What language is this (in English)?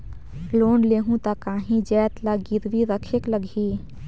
Chhattisgarhi